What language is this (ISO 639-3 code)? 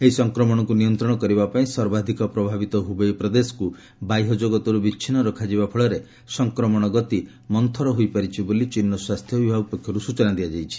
ori